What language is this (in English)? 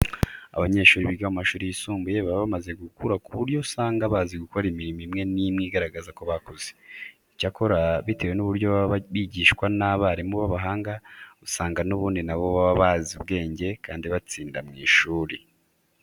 Kinyarwanda